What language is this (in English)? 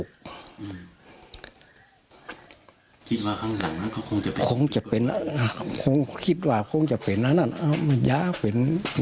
Thai